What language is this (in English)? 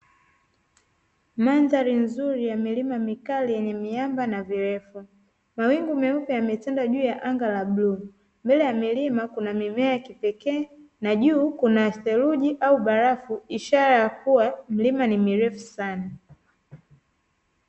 Swahili